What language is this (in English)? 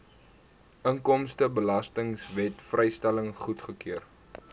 Afrikaans